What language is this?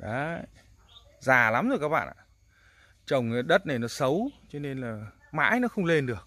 Vietnamese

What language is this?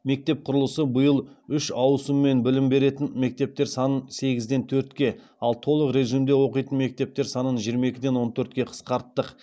Kazakh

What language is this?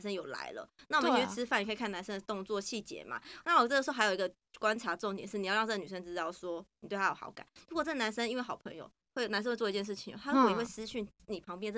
Chinese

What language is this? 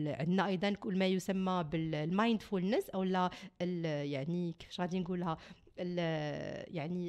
Arabic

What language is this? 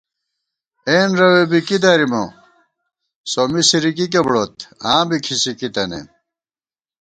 Gawar-Bati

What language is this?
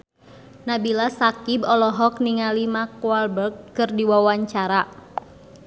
Sundanese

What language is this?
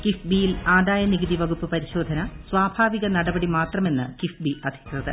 Malayalam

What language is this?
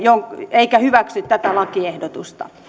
Finnish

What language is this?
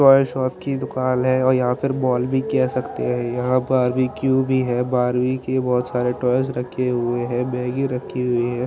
Hindi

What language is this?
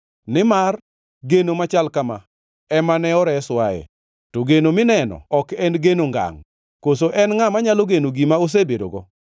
Luo (Kenya and Tanzania)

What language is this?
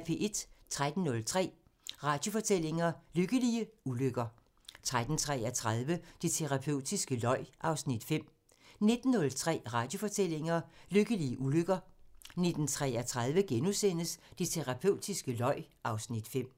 Danish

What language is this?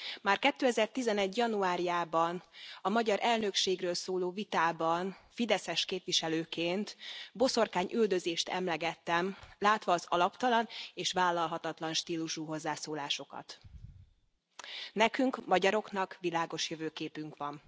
Hungarian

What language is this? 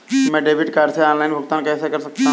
Hindi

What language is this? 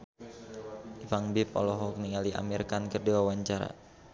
Sundanese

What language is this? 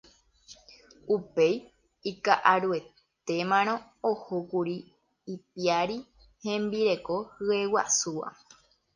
Guarani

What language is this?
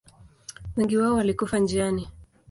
Swahili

